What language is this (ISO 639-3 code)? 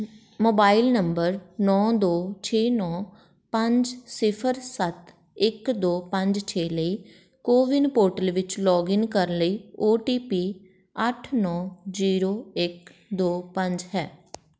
pan